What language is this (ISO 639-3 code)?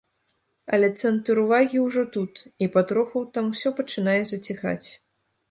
bel